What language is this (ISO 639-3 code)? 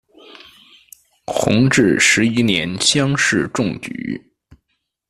zho